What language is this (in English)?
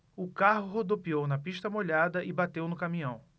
Portuguese